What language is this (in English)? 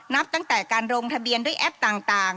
Thai